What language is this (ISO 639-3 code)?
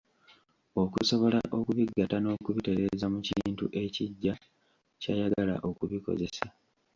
lug